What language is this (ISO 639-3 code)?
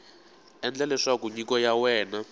tso